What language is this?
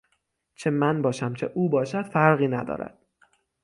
Persian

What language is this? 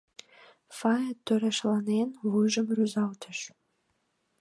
Mari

